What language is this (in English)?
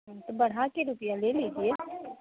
Urdu